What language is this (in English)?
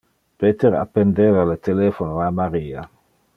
Interlingua